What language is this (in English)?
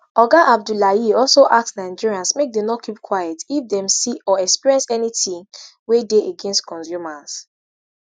Nigerian Pidgin